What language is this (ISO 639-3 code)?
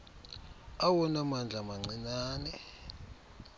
xho